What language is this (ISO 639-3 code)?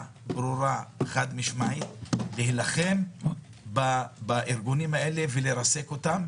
heb